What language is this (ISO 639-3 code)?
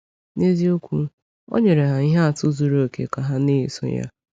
ibo